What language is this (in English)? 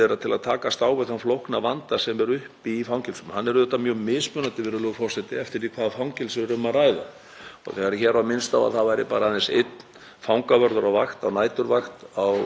Icelandic